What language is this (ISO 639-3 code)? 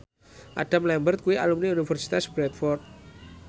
jav